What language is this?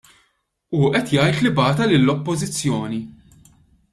Maltese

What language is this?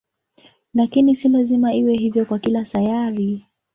Swahili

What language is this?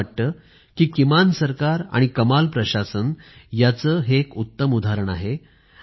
Marathi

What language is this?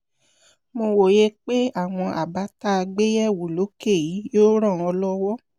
Yoruba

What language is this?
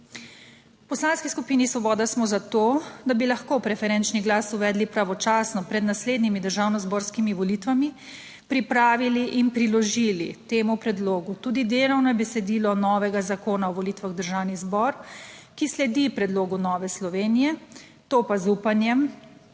Slovenian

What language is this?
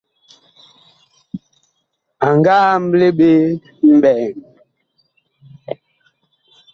Bakoko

